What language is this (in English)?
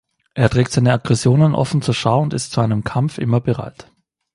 German